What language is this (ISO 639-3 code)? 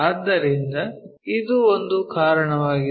kan